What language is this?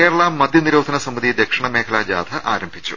Malayalam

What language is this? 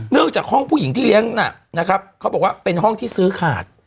Thai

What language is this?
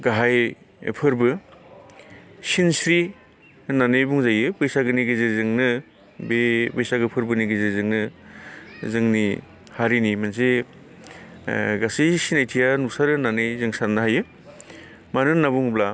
Bodo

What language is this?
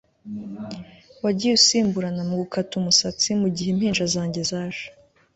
Kinyarwanda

